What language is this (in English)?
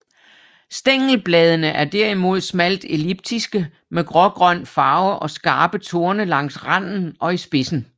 Danish